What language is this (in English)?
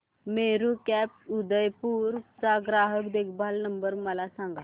Marathi